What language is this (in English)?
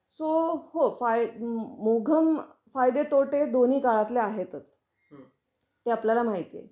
Marathi